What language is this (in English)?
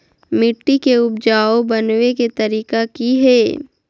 Magahi